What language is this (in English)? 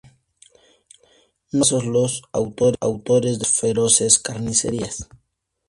Spanish